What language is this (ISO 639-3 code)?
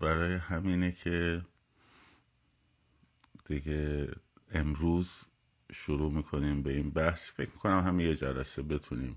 fas